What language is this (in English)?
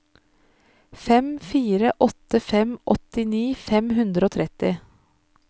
Norwegian